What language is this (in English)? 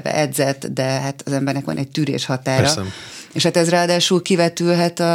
Hungarian